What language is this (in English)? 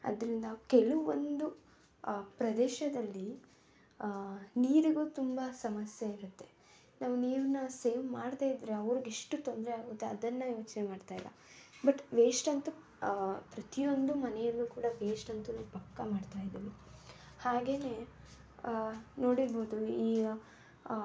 Kannada